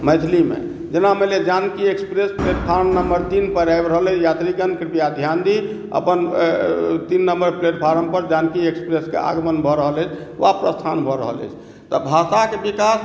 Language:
Maithili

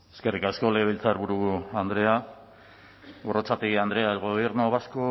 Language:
Basque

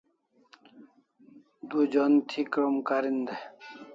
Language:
Kalasha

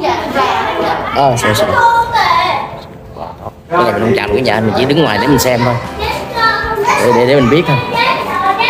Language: Vietnamese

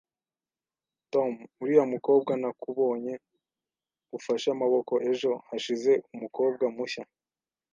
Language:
Kinyarwanda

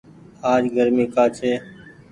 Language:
Goaria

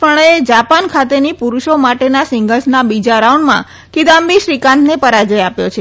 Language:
Gujarati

